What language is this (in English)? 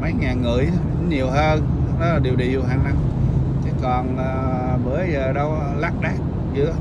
Vietnamese